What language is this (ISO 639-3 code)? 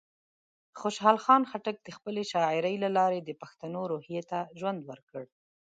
pus